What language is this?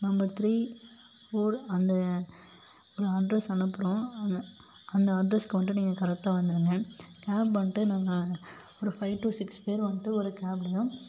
Tamil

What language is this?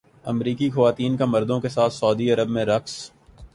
Urdu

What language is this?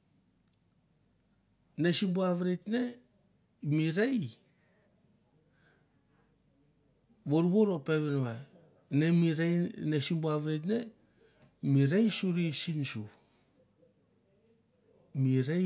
Mandara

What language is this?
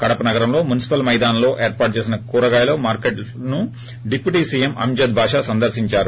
Telugu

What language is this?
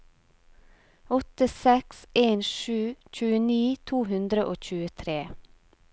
Norwegian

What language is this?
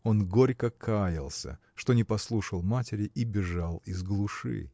Russian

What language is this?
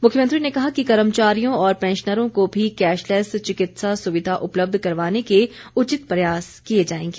Hindi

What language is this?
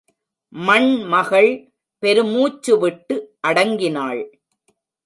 Tamil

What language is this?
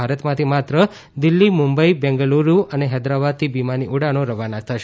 Gujarati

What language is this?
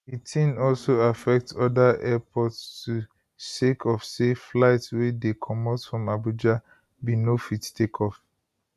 Nigerian Pidgin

